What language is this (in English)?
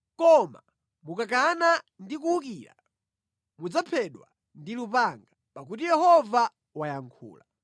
Nyanja